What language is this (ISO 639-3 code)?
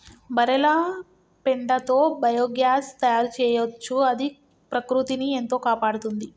tel